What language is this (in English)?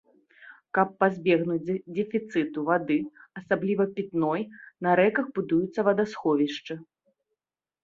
Belarusian